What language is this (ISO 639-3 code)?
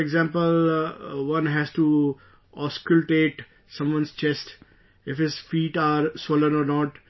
eng